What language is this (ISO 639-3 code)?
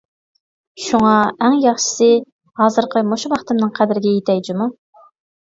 uig